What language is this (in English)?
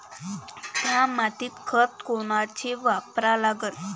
Marathi